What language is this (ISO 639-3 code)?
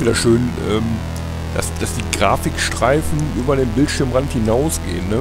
deu